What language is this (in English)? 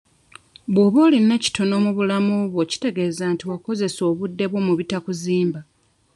Ganda